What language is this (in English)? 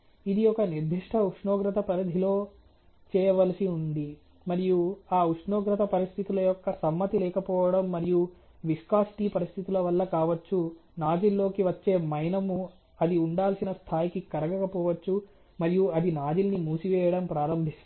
Telugu